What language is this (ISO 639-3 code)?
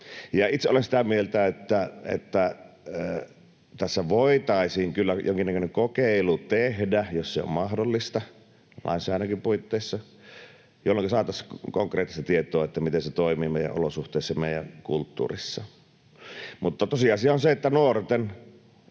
fin